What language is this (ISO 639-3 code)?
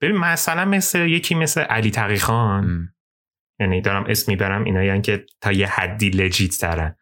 fas